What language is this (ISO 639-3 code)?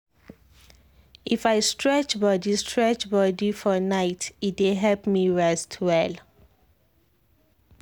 pcm